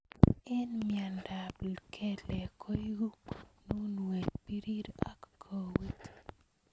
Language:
Kalenjin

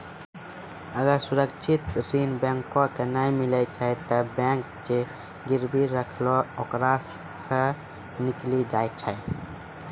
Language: Maithili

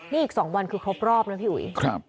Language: Thai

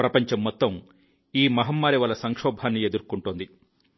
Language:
Telugu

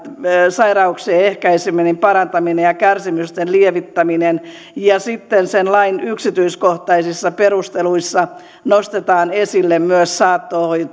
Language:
Finnish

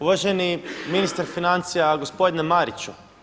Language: Croatian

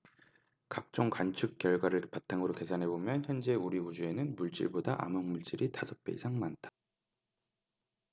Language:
Korean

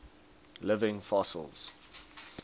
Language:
English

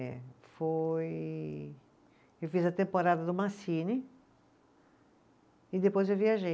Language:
Portuguese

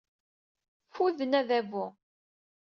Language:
Kabyle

